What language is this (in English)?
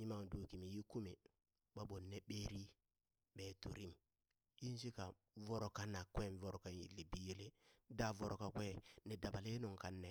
Burak